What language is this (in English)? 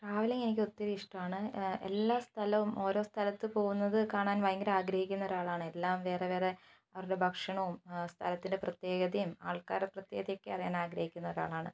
Malayalam